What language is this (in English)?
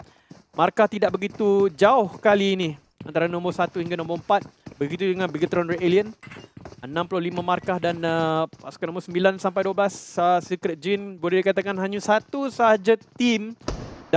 Malay